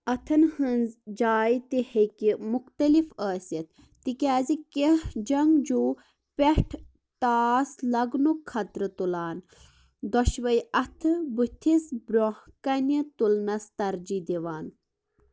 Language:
Kashmiri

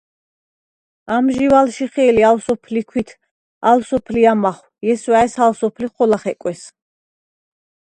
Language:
Svan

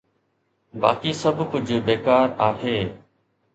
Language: Sindhi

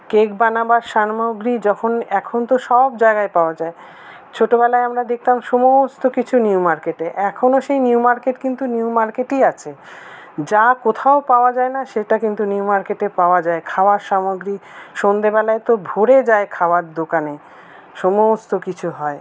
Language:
Bangla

